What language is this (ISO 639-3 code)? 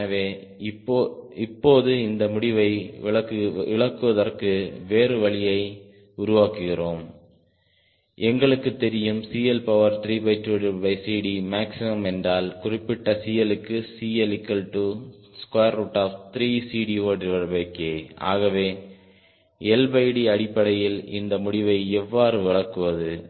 tam